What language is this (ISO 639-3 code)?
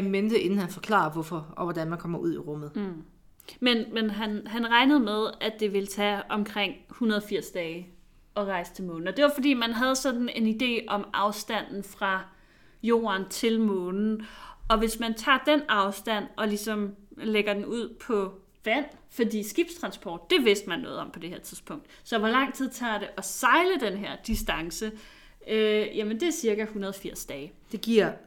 dan